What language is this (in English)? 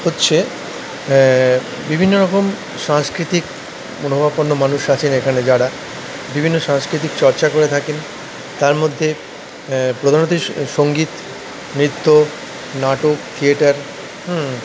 Bangla